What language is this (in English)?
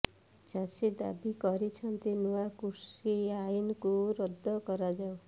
Odia